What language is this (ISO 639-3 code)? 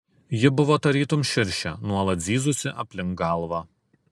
lit